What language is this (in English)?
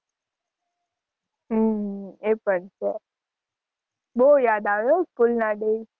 Gujarati